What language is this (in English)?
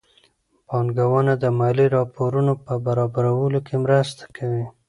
Pashto